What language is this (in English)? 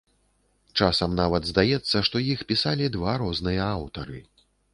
Belarusian